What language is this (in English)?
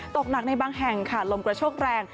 Thai